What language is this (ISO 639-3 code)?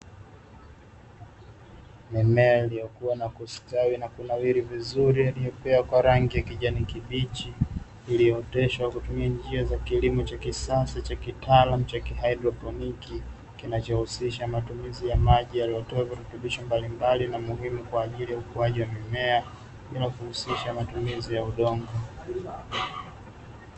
swa